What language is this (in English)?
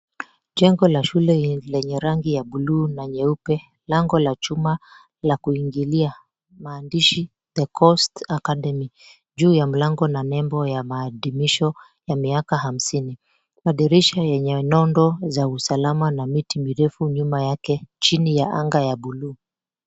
Swahili